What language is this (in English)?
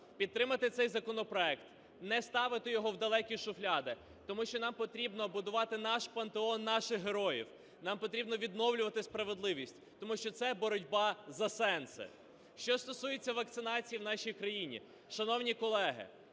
Ukrainian